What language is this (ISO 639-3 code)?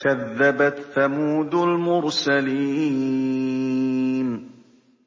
ara